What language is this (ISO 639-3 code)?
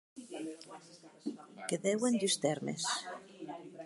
oci